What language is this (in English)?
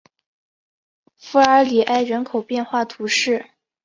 Chinese